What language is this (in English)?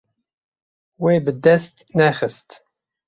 Kurdish